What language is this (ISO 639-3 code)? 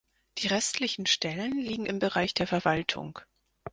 deu